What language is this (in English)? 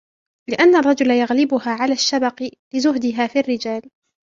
Arabic